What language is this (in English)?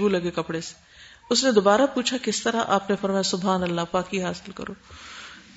Urdu